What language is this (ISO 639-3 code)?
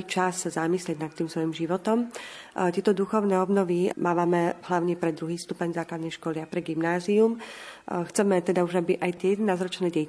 slk